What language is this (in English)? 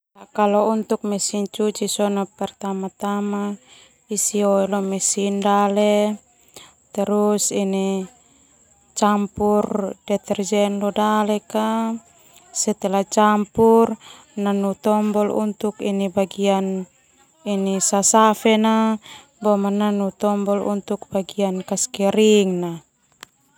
Termanu